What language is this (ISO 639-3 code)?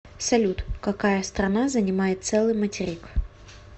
rus